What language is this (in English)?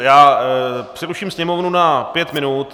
Czech